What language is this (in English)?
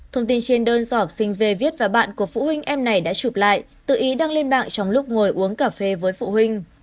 Vietnamese